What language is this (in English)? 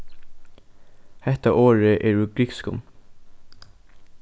Faroese